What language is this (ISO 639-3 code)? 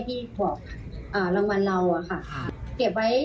tha